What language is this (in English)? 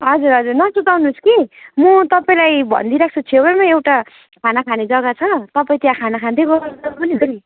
Nepali